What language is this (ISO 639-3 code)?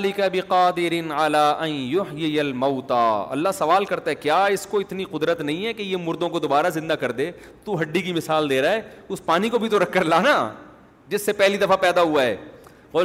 urd